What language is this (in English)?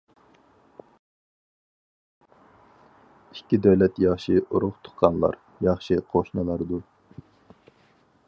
Uyghur